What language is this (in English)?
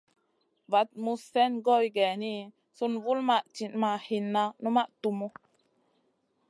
Masana